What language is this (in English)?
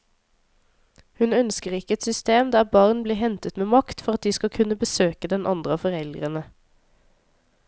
Norwegian